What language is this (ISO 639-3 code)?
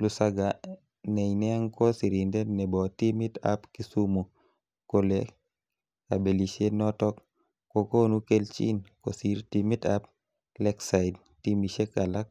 kln